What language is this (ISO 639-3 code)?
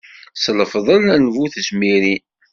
kab